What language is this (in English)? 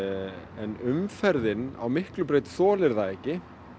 Icelandic